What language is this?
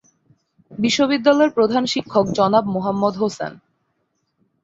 Bangla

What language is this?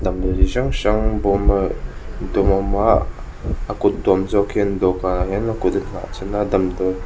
Mizo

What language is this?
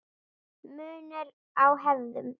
Icelandic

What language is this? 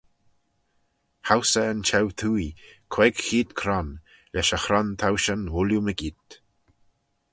Manx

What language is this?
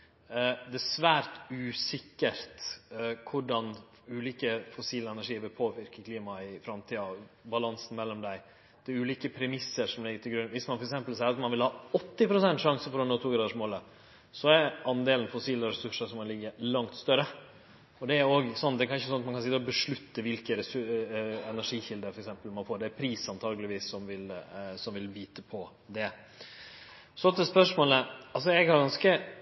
Norwegian Nynorsk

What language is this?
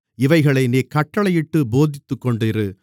Tamil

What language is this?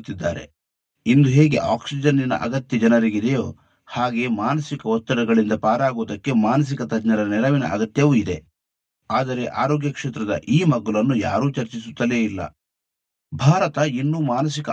Kannada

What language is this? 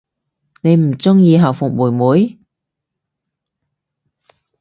Cantonese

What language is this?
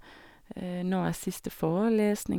Norwegian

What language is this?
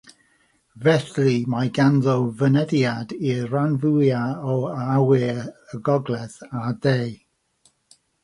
Welsh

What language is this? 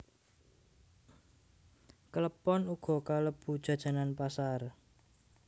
Javanese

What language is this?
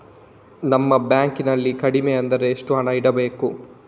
Kannada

